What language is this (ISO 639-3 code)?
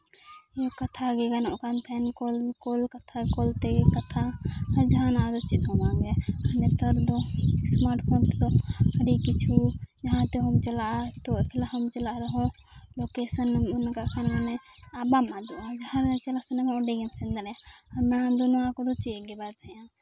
sat